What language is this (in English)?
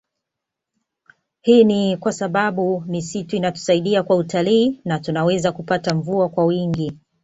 Swahili